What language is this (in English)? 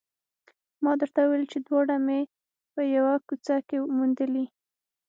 Pashto